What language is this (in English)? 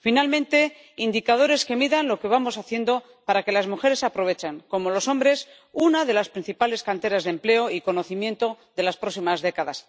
Spanish